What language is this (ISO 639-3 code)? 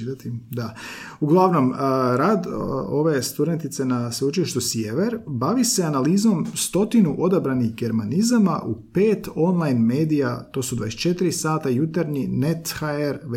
hrv